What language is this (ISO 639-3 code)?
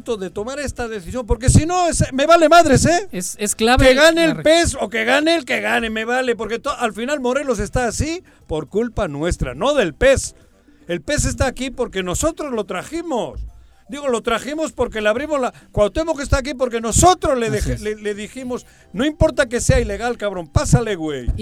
spa